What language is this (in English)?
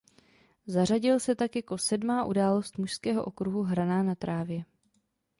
Czech